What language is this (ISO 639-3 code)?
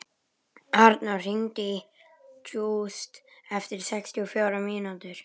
isl